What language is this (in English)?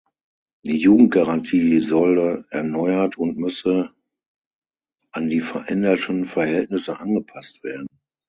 German